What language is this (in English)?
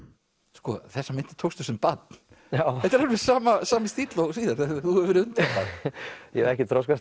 Icelandic